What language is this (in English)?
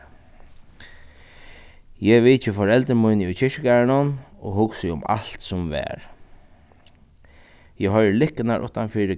Faroese